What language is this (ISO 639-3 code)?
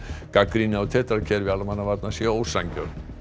isl